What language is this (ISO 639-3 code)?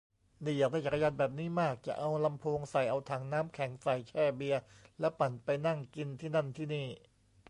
tha